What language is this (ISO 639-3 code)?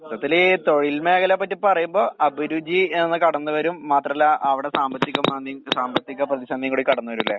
mal